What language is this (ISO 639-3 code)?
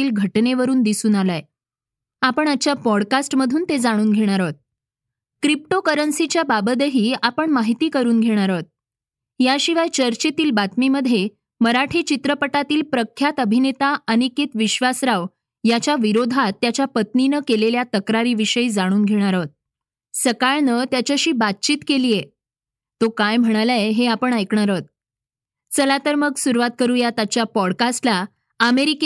mar